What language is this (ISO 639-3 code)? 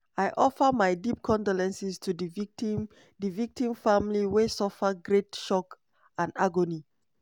pcm